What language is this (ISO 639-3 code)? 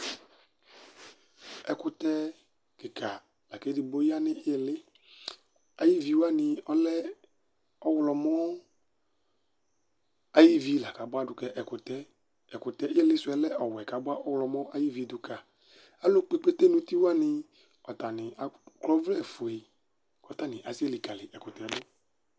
kpo